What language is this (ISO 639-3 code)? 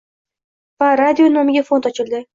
uzb